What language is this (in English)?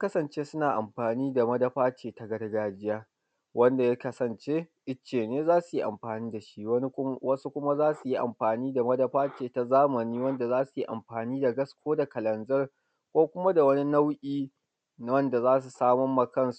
Hausa